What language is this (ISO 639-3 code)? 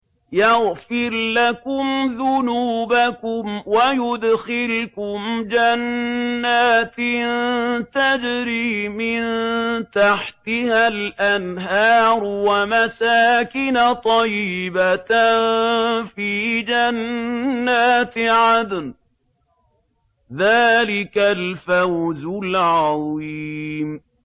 ara